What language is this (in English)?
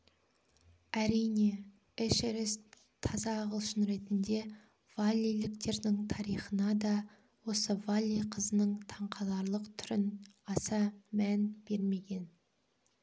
Kazakh